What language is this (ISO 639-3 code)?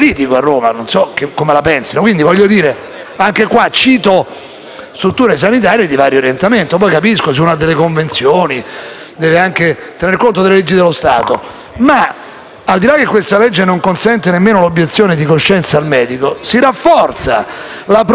ita